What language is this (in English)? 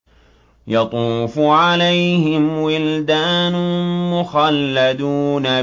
Arabic